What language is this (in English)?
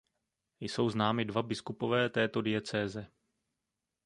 Czech